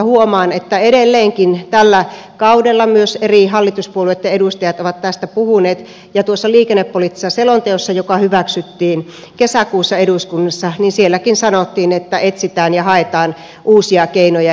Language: Finnish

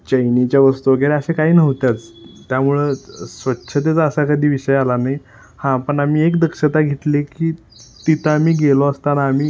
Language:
Marathi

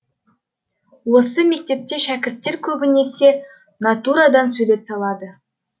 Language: Kazakh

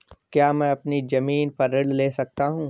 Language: Hindi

